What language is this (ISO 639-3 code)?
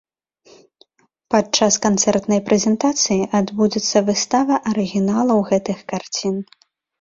bel